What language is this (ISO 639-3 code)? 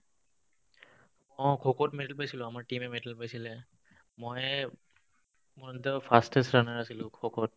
asm